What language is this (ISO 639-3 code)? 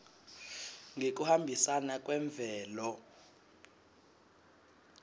ssw